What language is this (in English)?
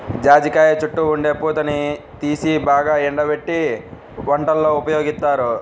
Telugu